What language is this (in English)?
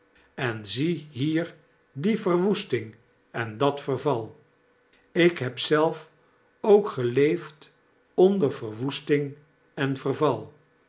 Dutch